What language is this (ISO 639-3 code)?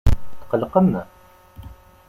kab